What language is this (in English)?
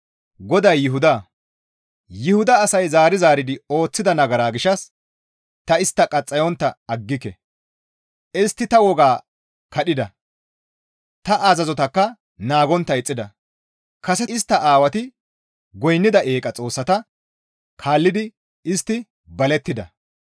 Gamo